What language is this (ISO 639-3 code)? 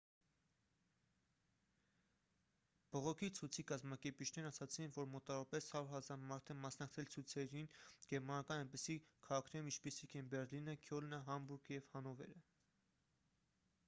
hye